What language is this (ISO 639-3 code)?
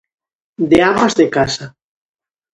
glg